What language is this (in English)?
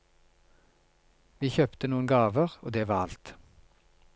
Norwegian